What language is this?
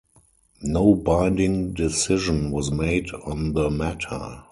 English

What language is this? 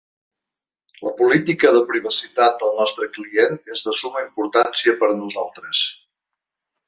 Catalan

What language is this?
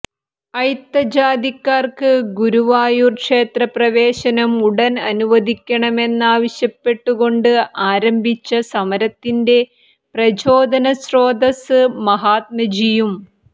Malayalam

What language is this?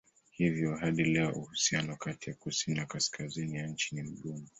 Swahili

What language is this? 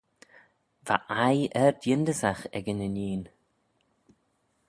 Manx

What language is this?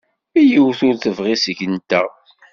Kabyle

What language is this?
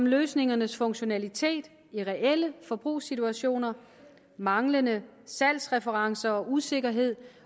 Danish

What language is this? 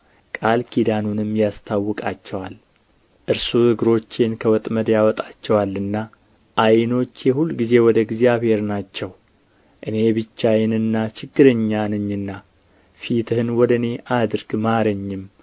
Amharic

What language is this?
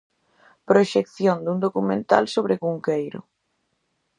Galician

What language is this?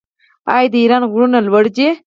Pashto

